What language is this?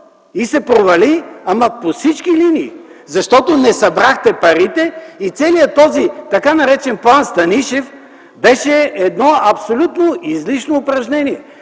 Bulgarian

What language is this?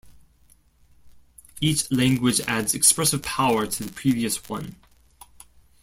English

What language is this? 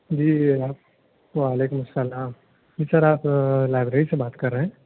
Urdu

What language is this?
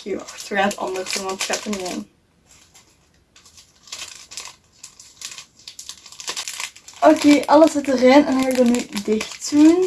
Dutch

